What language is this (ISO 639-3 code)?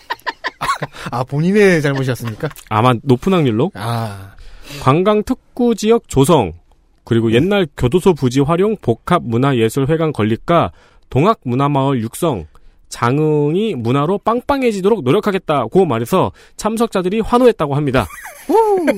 kor